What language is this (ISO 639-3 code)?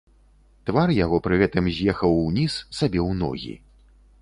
bel